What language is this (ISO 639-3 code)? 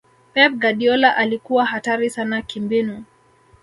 swa